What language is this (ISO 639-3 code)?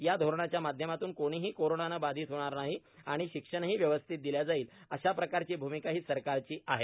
mar